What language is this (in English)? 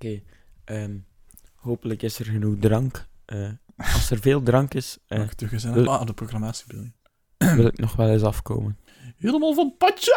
Dutch